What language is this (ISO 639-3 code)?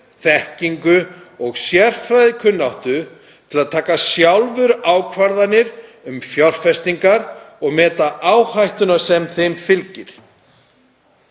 isl